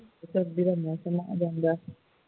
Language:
Punjabi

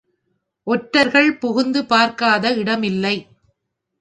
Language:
Tamil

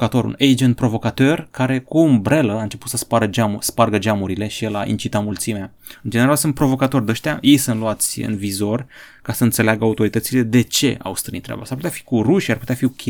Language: Romanian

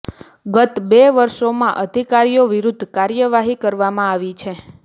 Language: Gujarati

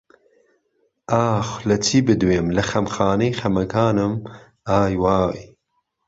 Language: Central Kurdish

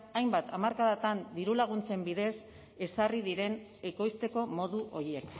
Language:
Basque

